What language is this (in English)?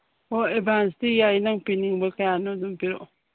Manipuri